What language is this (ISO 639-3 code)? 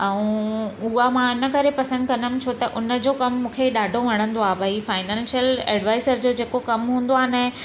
snd